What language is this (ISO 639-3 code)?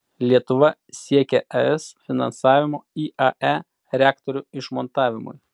lit